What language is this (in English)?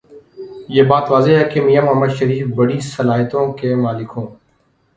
Urdu